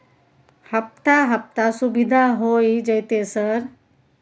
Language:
Maithili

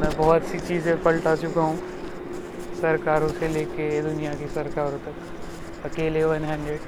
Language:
Marathi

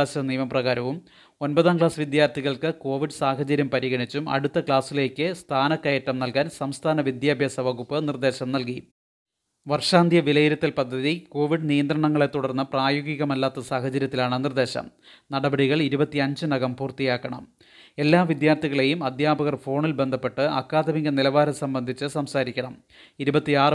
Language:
Malayalam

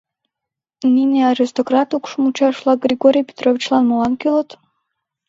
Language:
Mari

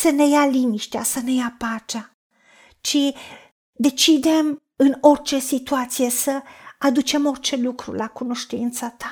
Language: Romanian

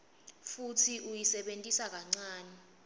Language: Swati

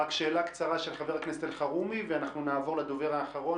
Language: Hebrew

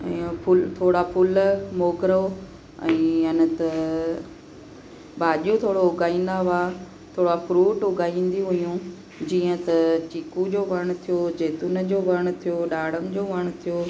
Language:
Sindhi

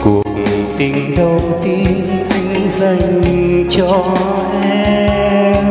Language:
Vietnamese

